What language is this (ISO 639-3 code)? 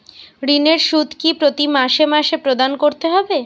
ben